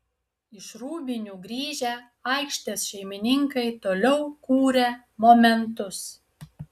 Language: Lithuanian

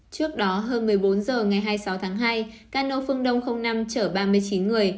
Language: Vietnamese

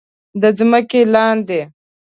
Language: Pashto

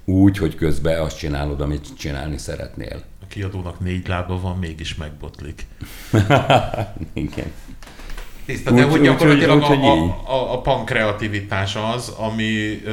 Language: Hungarian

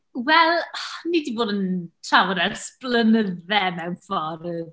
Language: Welsh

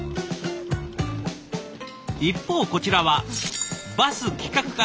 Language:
Japanese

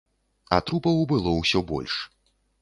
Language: Belarusian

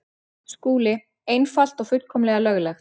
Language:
Icelandic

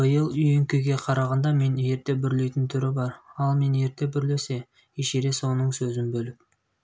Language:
Kazakh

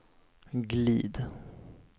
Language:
Swedish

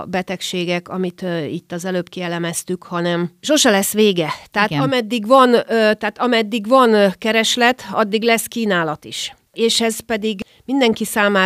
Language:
Hungarian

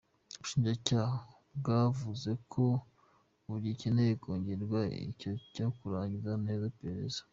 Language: Kinyarwanda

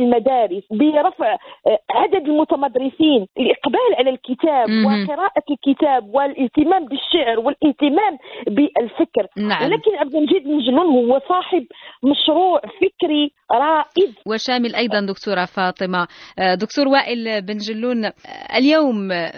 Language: Arabic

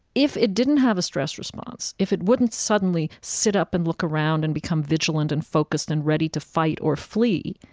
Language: English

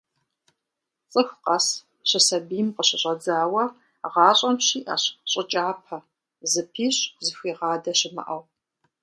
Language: Kabardian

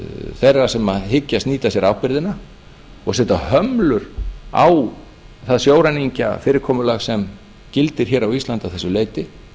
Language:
Icelandic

